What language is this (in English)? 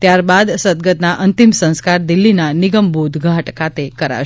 Gujarati